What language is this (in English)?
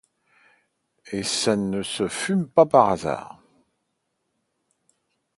French